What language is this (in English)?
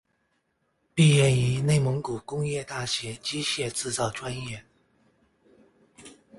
Chinese